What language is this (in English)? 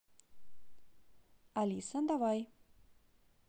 Russian